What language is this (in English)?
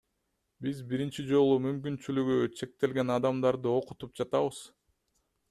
Kyrgyz